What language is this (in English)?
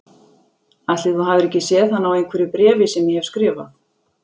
Icelandic